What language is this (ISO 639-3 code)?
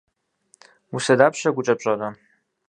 kbd